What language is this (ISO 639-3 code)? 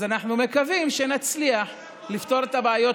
heb